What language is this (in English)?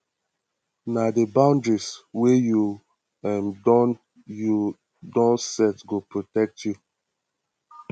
Nigerian Pidgin